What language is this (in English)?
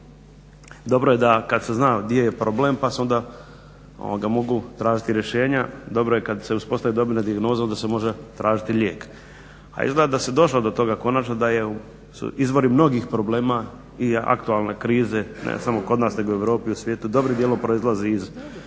Croatian